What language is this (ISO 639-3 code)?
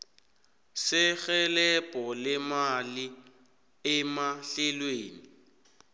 nbl